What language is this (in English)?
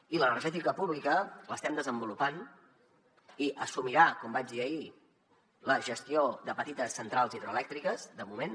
Catalan